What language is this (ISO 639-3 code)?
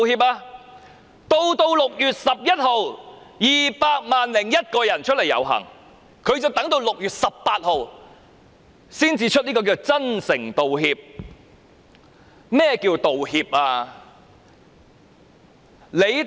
yue